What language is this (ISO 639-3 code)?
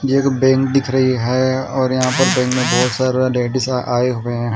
hin